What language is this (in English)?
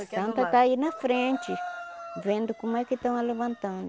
Portuguese